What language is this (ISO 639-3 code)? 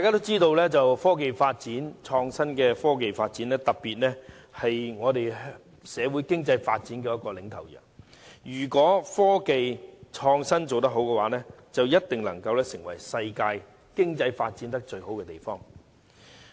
yue